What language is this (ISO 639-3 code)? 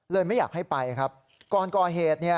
tha